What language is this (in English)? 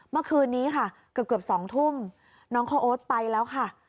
Thai